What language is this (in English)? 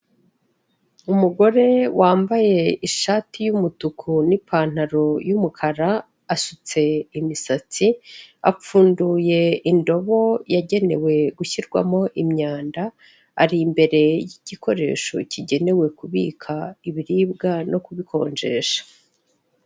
Kinyarwanda